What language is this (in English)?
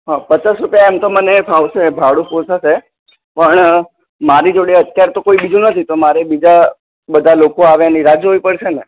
Gujarati